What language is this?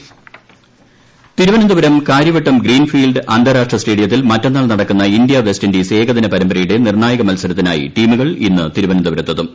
Malayalam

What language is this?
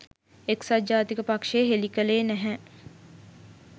Sinhala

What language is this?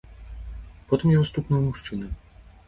Belarusian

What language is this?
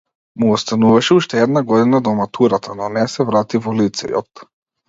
Macedonian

